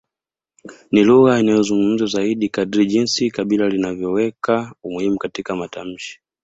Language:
Swahili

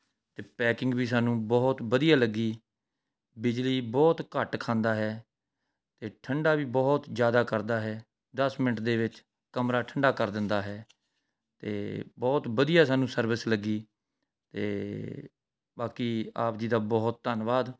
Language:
Punjabi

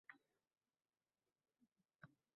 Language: Uzbek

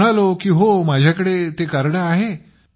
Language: Marathi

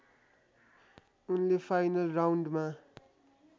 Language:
Nepali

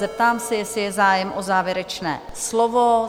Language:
Czech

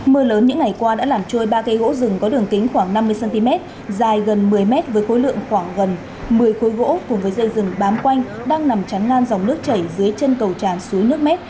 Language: Vietnamese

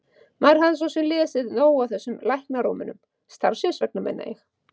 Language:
Icelandic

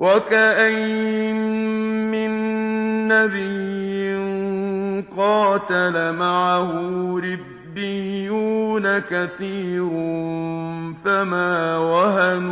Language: Arabic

